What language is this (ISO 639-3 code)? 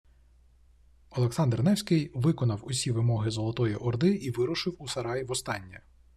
ukr